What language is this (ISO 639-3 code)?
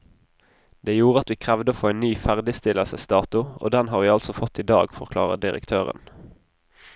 nor